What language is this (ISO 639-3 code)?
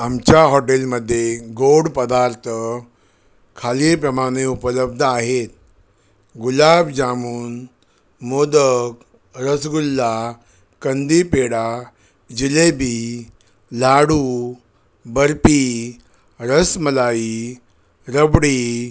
mar